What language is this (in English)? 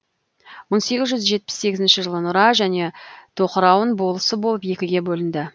Kazakh